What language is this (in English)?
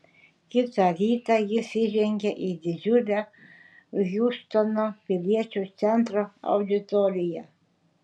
Lithuanian